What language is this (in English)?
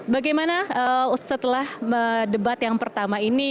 Indonesian